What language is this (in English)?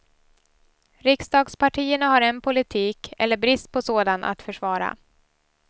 Swedish